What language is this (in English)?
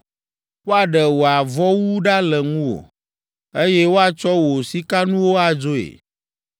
Ewe